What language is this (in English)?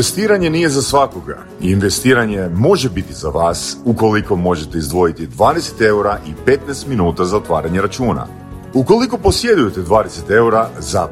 Croatian